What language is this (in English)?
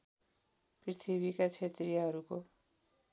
Nepali